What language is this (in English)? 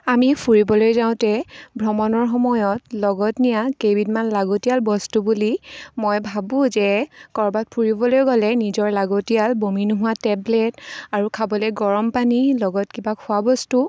Assamese